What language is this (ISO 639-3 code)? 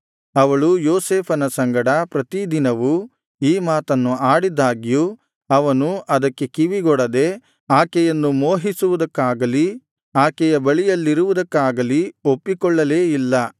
kan